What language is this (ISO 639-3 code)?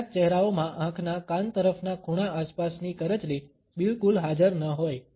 guj